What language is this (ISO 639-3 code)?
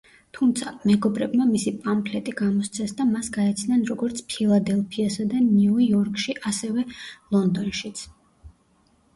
kat